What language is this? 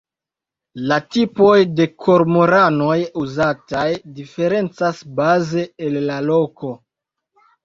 Esperanto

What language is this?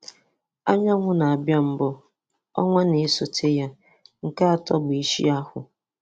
Igbo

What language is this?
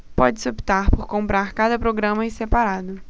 Portuguese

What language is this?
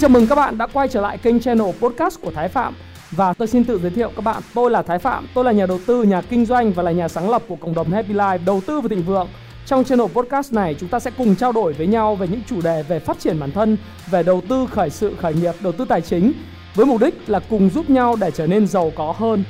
Vietnamese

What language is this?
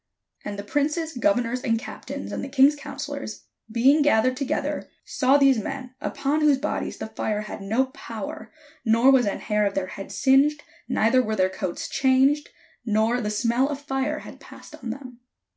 English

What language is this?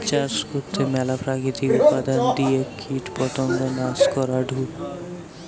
Bangla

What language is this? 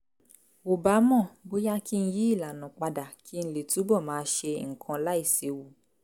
Yoruba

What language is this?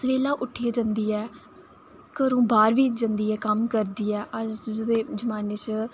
Dogri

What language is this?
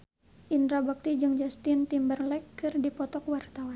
Sundanese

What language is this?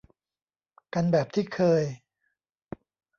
Thai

